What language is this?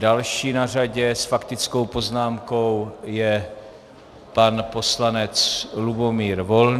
Czech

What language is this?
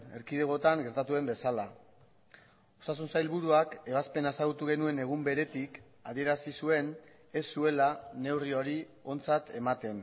Basque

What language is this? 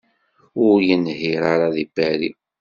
Kabyle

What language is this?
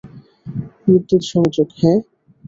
Bangla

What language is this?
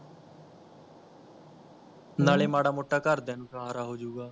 Punjabi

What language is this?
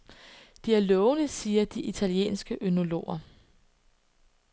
Danish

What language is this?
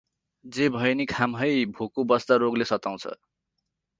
Nepali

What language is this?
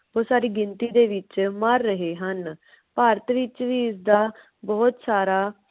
Punjabi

